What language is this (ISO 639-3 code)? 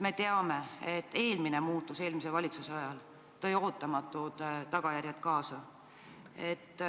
est